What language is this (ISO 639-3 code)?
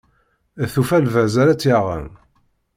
kab